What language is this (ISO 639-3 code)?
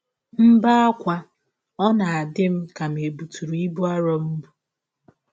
ibo